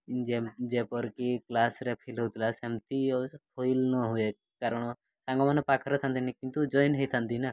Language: Odia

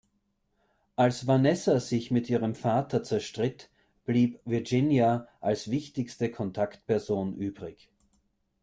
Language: German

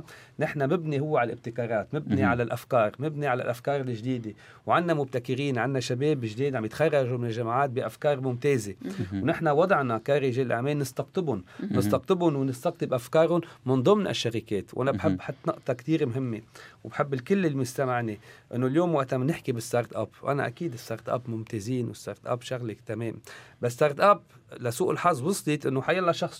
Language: Arabic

